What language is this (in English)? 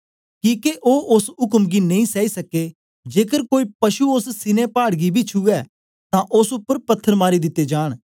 Dogri